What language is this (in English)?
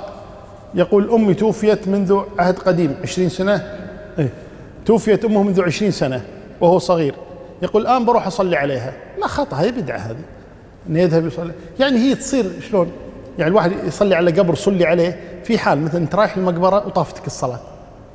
Arabic